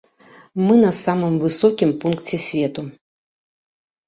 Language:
Belarusian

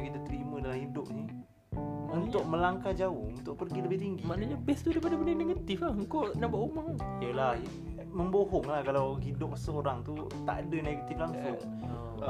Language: Malay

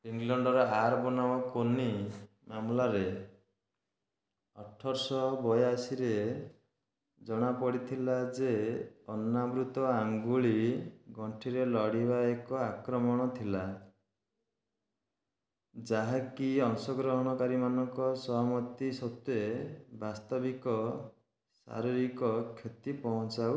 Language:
Odia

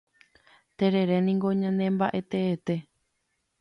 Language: Guarani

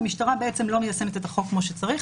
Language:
Hebrew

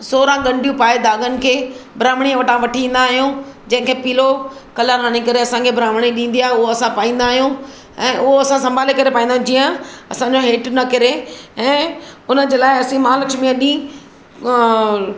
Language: Sindhi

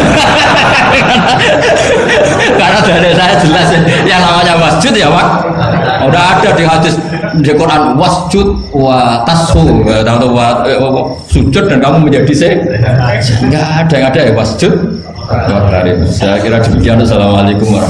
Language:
Indonesian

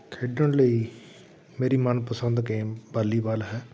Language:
Punjabi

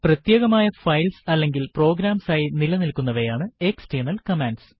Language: Malayalam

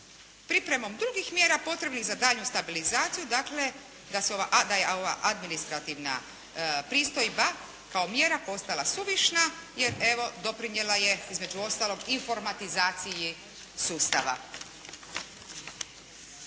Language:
Croatian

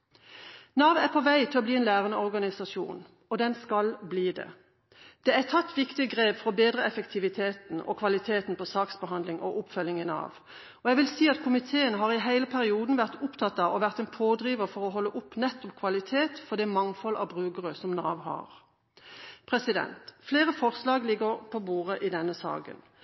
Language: Norwegian Bokmål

